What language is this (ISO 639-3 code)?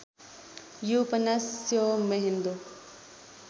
nep